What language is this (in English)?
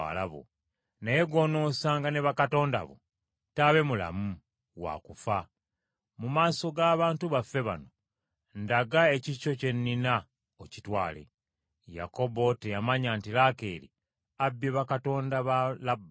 Ganda